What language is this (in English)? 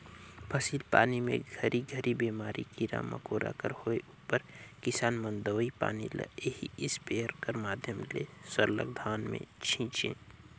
Chhattisgarhi